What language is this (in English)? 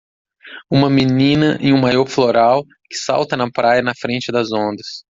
Portuguese